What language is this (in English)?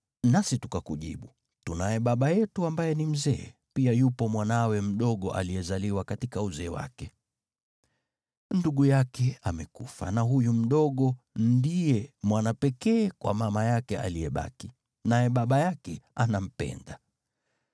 Swahili